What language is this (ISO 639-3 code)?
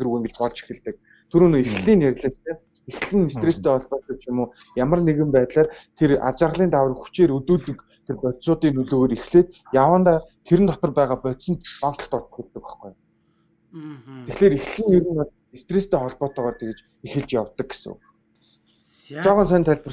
kor